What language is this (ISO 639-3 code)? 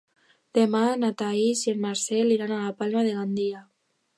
cat